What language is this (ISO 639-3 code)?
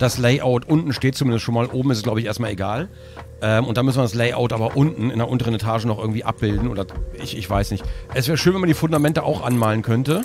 deu